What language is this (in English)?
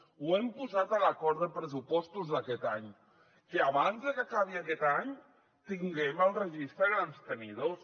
Catalan